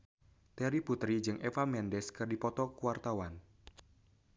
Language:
Sundanese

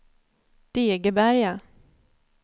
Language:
Swedish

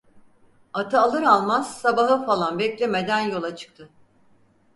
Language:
Turkish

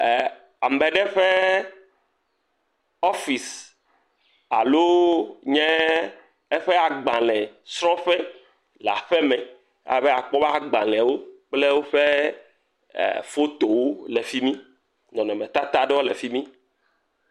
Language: Ewe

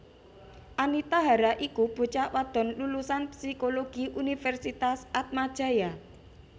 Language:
Javanese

